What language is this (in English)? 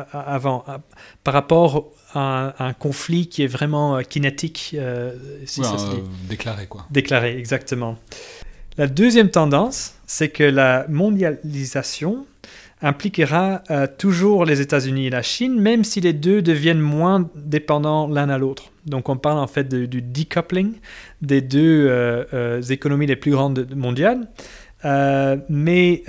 French